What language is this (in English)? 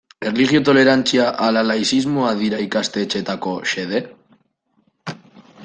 Basque